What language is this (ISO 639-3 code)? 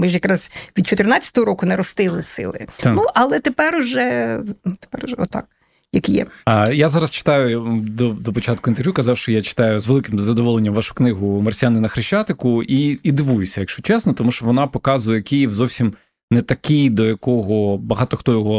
ukr